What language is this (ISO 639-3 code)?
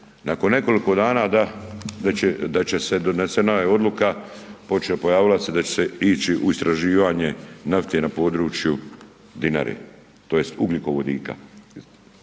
hrv